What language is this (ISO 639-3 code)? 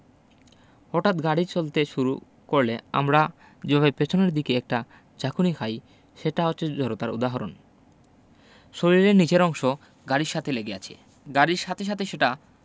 ben